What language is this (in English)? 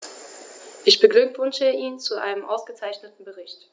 German